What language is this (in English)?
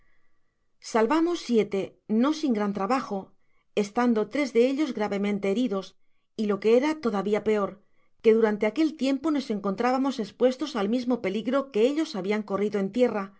Spanish